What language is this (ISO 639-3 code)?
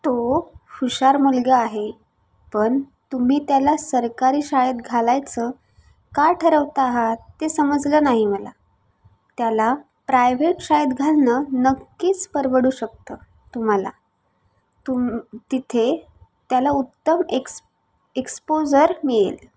mar